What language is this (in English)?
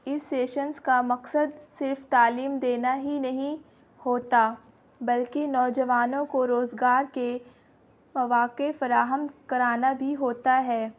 Urdu